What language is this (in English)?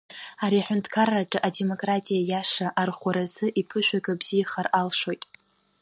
Abkhazian